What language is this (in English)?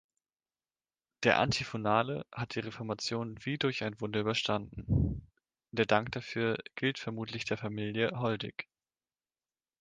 German